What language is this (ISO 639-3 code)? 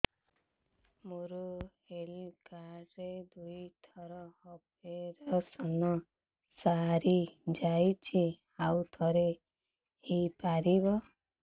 ori